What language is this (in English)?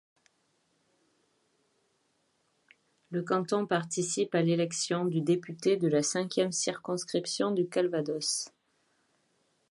French